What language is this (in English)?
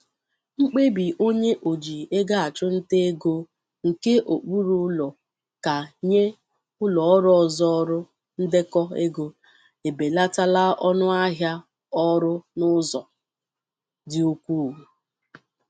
Igbo